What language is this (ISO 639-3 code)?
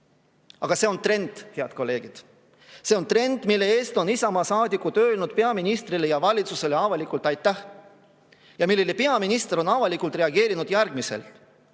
est